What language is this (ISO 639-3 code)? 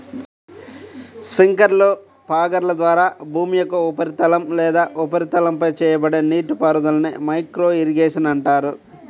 tel